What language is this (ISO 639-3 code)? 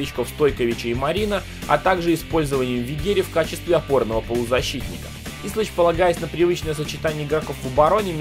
rus